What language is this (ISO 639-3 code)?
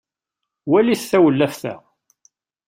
kab